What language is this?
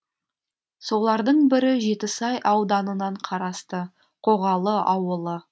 Kazakh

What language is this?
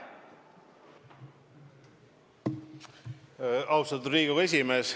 Estonian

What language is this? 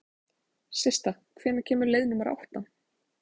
Icelandic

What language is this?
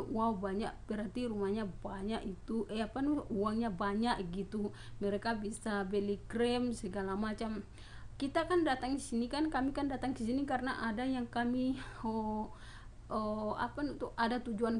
Indonesian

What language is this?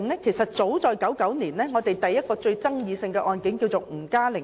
Cantonese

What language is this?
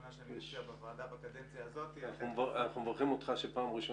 Hebrew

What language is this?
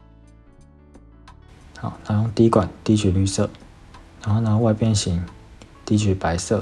Chinese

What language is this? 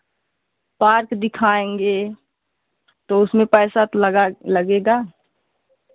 Hindi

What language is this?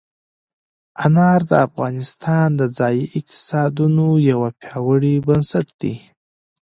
Pashto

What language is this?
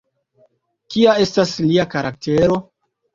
Esperanto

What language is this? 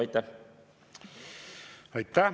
Estonian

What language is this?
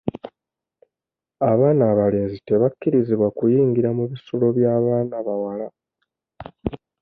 Ganda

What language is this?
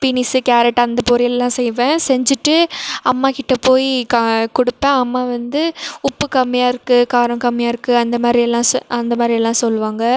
Tamil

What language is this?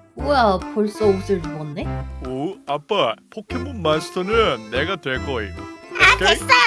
Korean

